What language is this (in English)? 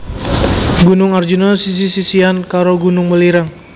Javanese